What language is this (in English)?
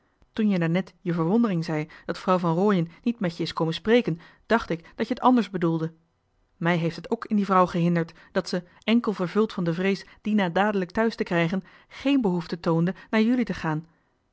Dutch